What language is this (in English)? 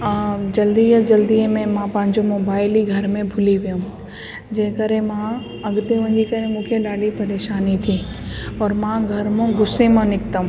Sindhi